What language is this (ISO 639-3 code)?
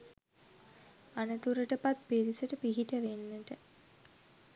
sin